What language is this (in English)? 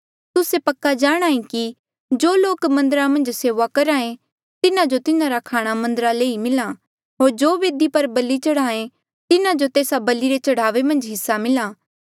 Mandeali